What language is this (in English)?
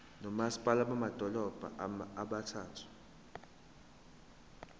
Zulu